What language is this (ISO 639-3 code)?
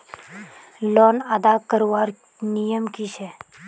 mag